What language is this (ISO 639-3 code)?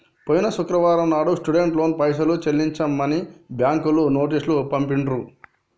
tel